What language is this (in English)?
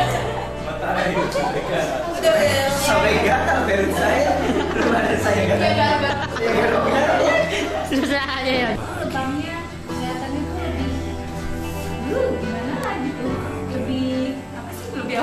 Indonesian